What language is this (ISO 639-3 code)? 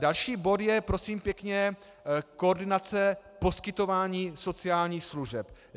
ces